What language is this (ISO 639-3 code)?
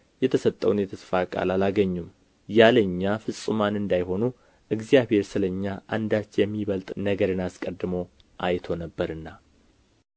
amh